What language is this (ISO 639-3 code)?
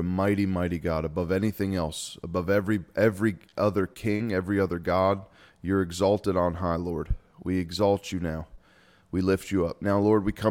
eng